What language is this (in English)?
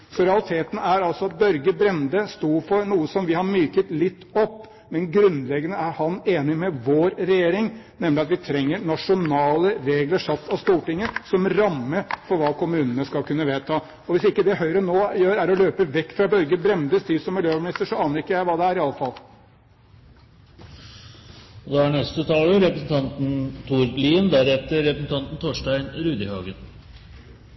Norwegian Bokmål